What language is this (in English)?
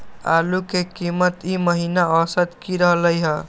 Magahi